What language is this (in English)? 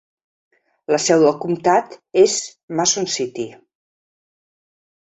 Catalan